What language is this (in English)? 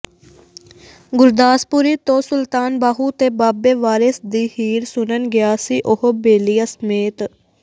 Punjabi